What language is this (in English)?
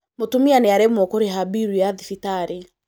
Kikuyu